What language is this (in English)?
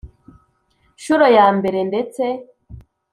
Kinyarwanda